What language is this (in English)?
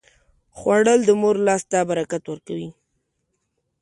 Pashto